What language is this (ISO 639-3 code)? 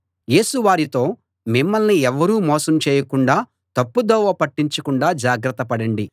tel